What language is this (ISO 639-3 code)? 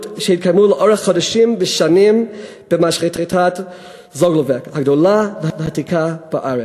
heb